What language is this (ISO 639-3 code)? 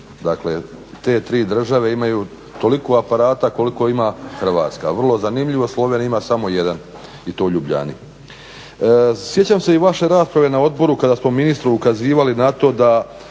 hrv